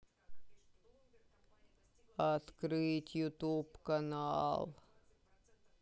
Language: Russian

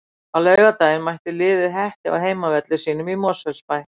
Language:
Icelandic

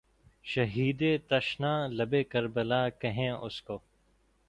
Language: Urdu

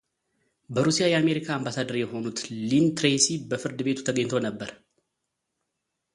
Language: Amharic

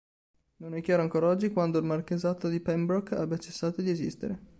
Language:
Italian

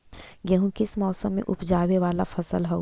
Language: Magahi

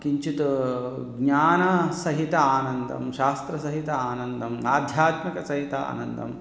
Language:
Sanskrit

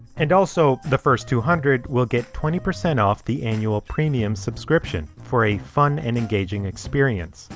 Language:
English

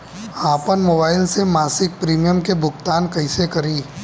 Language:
Bhojpuri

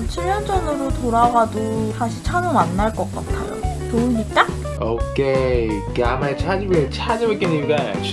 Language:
Korean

